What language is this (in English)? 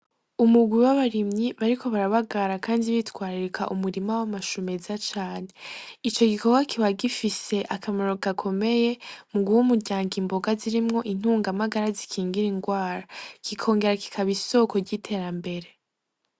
Rundi